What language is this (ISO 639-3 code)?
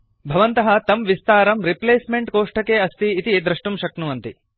san